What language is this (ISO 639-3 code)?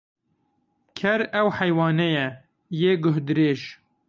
kur